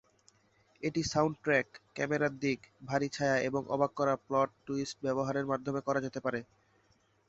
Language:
Bangla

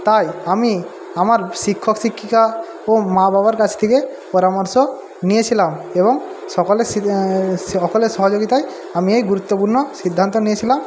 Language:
Bangla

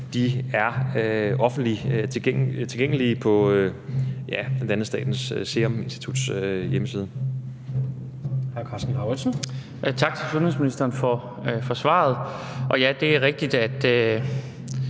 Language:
Danish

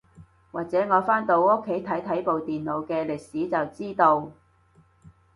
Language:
Cantonese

